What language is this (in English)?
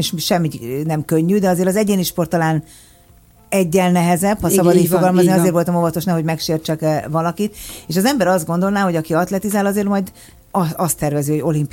Hungarian